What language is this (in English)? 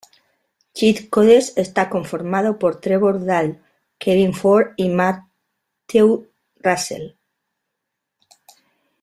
Spanish